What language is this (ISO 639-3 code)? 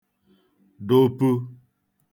ibo